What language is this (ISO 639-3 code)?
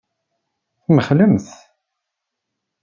kab